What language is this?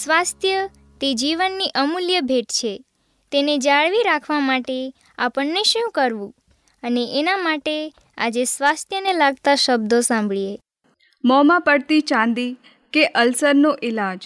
Hindi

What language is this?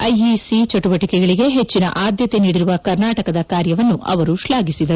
Kannada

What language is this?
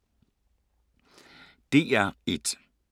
Danish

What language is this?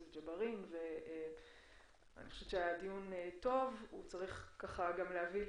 Hebrew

